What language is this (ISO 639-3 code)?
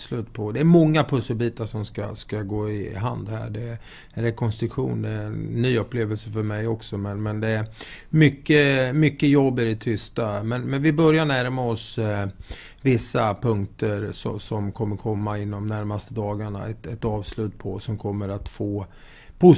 swe